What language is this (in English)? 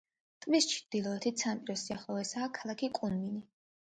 Georgian